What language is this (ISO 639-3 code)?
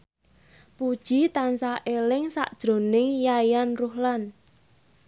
jav